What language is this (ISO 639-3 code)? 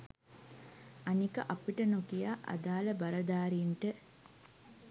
sin